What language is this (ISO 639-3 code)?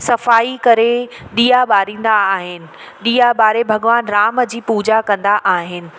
snd